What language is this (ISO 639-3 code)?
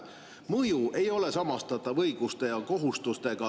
est